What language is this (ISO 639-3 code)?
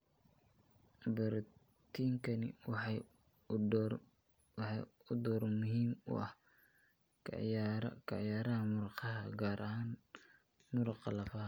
som